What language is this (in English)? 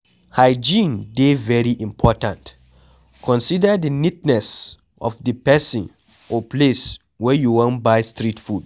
Nigerian Pidgin